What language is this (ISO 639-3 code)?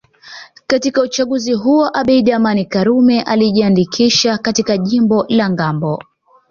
swa